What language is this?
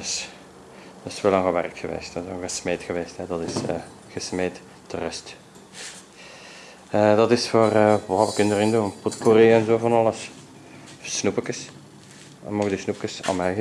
Dutch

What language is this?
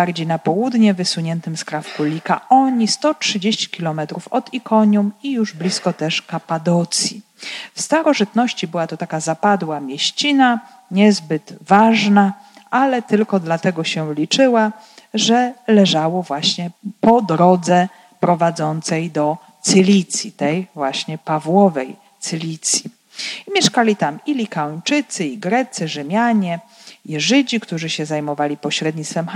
Polish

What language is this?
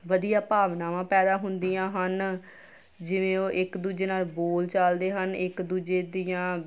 Punjabi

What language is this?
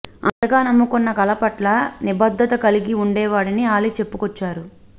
Telugu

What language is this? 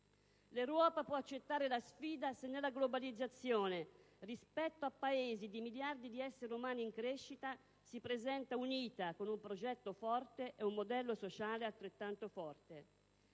Italian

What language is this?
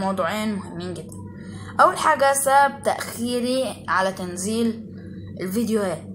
Arabic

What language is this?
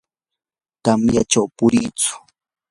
Yanahuanca Pasco Quechua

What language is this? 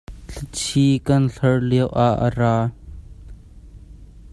Hakha Chin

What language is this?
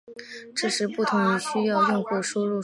Chinese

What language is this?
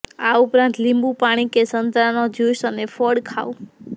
Gujarati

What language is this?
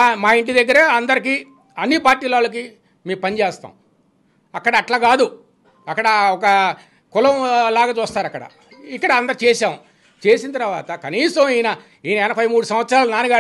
Telugu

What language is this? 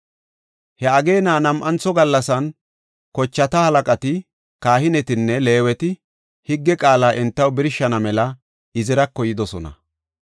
Gofa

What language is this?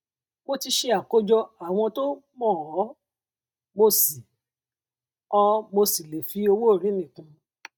Yoruba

